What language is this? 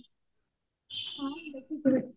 Odia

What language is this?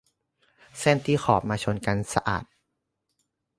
Thai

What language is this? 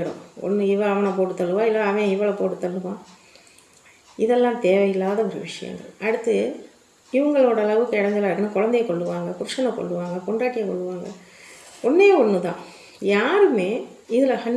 Tamil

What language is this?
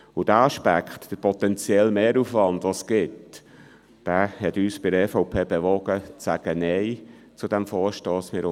Swiss German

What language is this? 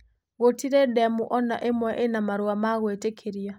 Kikuyu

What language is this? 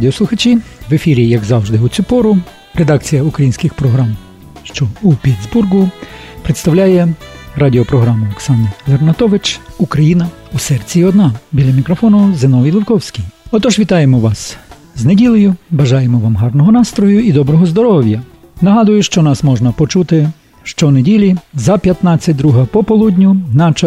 Ukrainian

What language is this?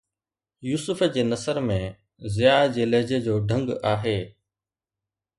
Sindhi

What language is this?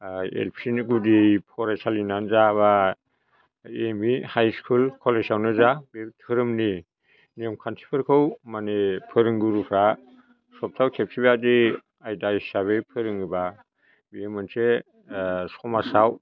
Bodo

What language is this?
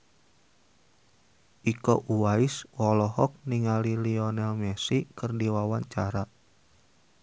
Sundanese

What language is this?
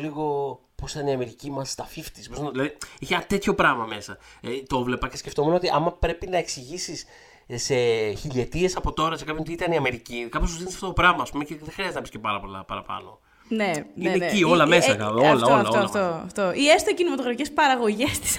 Greek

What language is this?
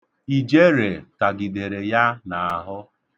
Igbo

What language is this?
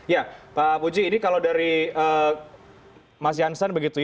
Indonesian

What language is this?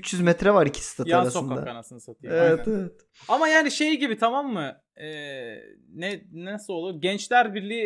Turkish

